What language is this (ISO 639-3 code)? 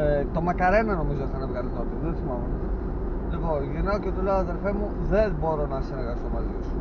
ell